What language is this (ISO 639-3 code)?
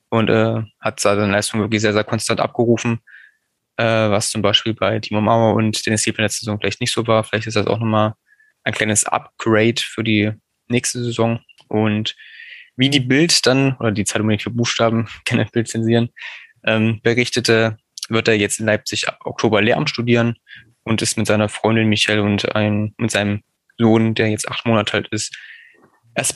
deu